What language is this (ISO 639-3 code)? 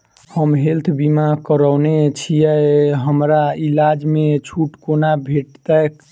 mai